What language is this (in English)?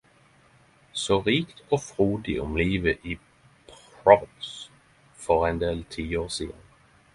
Norwegian Nynorsk